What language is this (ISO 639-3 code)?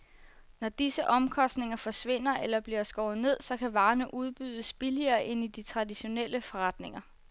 dan